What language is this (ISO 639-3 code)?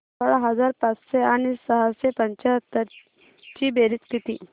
mar